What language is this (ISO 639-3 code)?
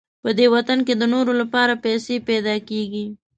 pus